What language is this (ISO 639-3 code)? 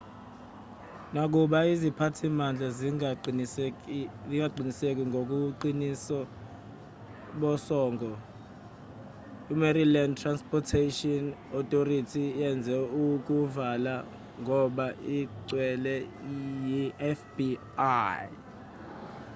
zul